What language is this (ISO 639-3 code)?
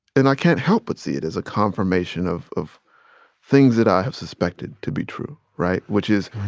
eng